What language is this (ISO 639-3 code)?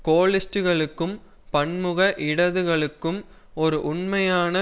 tam